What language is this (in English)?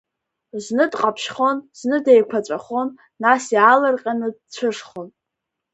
Abkhazian